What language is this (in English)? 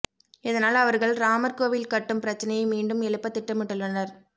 Tamil